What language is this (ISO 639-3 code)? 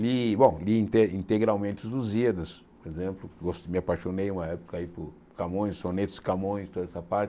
por